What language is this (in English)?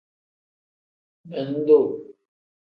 Tem